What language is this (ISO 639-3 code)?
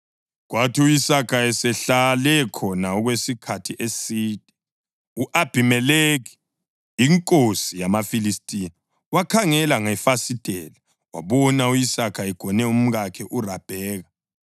nde